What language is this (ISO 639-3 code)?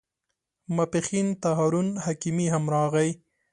pus